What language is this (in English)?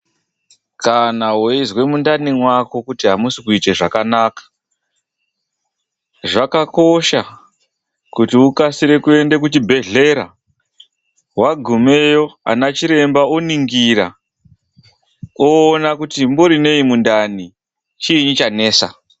Ndau